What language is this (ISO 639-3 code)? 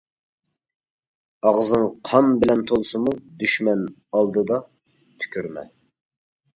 uig